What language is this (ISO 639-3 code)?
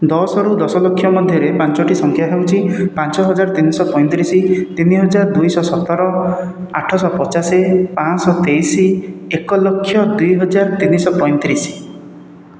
ori